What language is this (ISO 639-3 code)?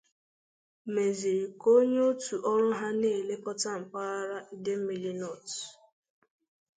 ibo